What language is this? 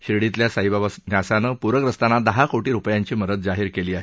Marathi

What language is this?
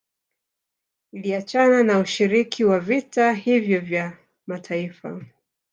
Swahili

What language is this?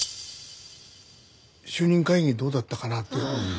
Japanese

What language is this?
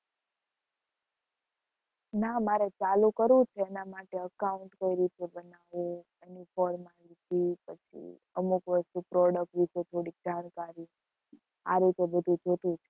Gujarati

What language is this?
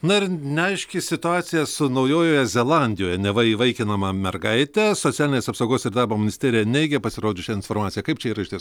Lithuanian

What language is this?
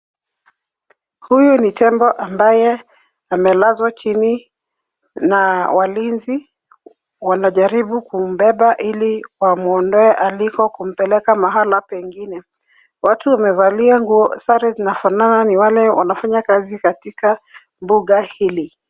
Swahili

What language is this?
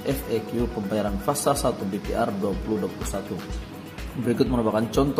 Indonesian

